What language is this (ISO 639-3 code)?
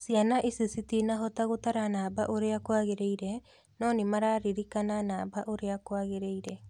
kik